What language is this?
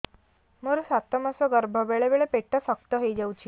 Odia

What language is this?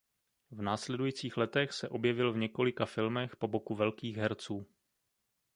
Czech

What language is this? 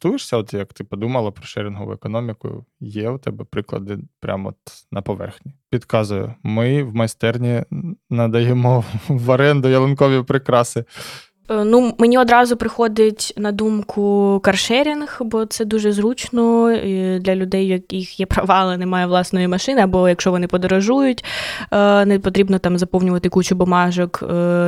Ukrainian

